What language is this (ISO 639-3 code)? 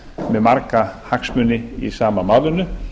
isl